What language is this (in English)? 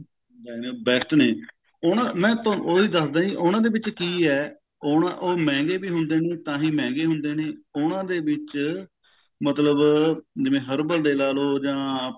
Punjabi